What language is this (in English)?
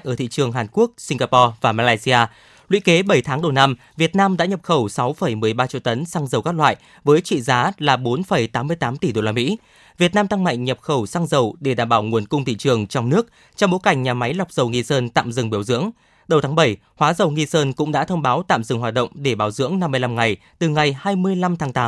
Vietnamese